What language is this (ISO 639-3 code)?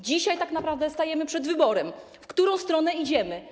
pol